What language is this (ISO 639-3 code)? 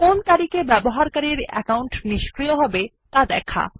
ben